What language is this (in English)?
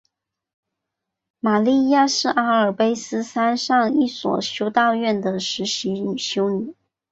Chinese